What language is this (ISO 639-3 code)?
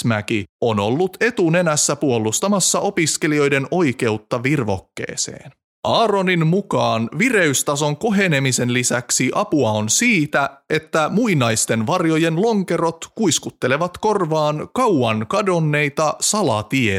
fin